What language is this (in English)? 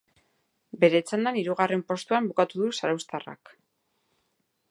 Basque